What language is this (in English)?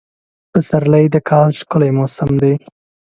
Pashto